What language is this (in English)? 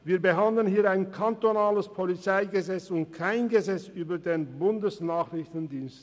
Swiss German